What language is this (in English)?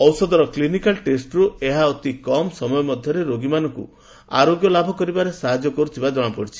Odia